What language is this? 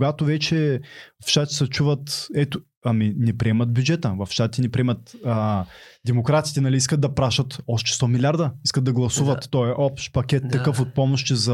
Bulgarian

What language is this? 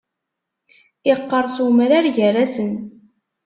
Kabyle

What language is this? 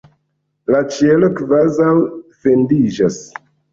Esperanto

